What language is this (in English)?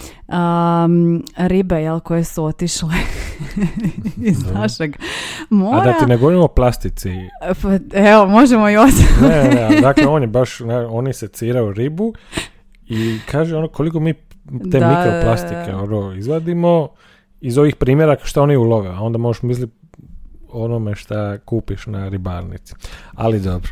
Croatian